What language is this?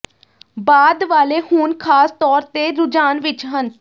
Punjabi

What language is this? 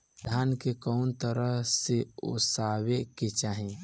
Bhojpuri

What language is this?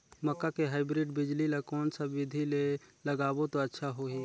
Chhattisgarhi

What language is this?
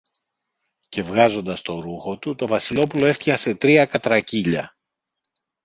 Greek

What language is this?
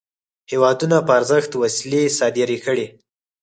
Pashto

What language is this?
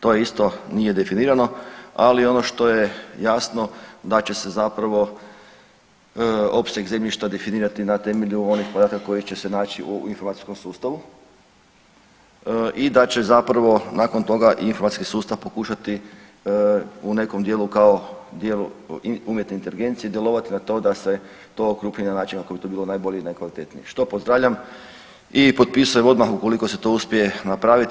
Croatian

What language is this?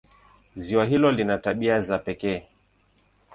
Swahili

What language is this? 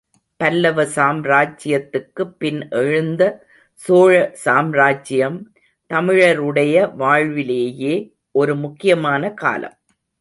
Tamil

